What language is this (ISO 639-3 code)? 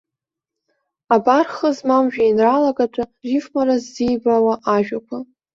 abk